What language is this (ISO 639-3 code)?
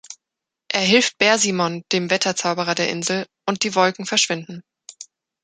deu